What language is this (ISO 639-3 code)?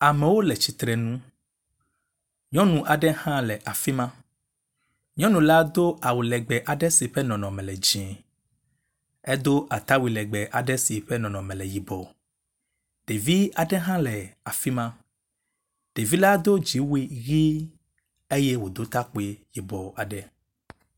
ewe